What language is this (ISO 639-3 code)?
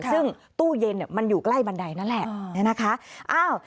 tha